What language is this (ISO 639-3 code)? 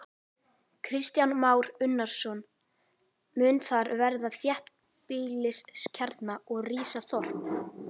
isl